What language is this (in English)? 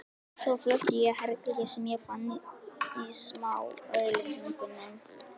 Icelandic